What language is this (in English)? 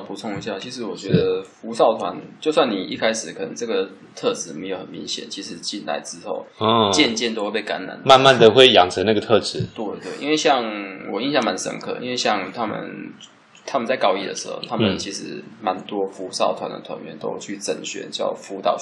Chinese